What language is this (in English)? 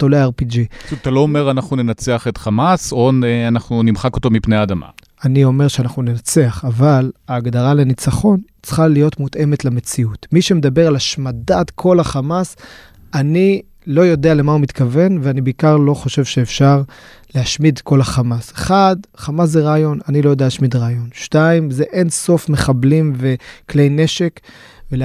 Hebrew